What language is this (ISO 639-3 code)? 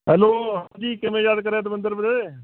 pan